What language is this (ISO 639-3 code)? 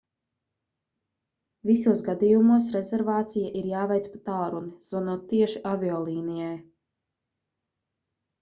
lav